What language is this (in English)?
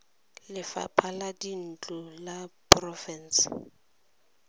Tswana